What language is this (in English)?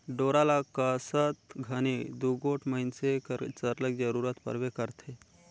Chhattisgarhi